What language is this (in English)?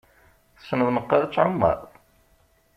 Kabyle